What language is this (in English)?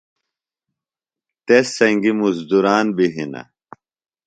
Phalura